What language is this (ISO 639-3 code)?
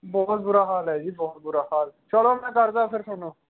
pan